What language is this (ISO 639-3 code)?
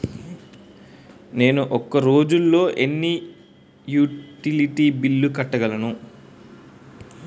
tel